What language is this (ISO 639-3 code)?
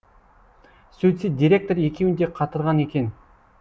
kaz